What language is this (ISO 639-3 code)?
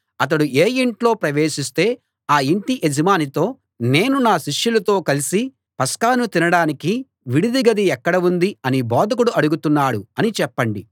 tel